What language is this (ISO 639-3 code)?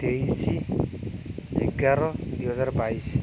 ori